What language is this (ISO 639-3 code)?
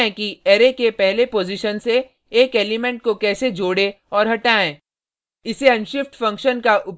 hin